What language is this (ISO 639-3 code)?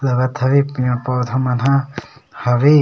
hne